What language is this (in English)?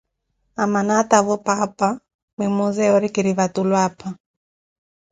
Koti